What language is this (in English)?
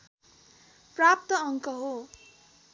Nepali